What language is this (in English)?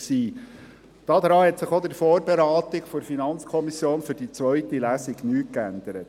Swiss German